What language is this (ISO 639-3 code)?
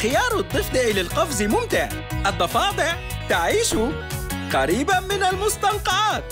ara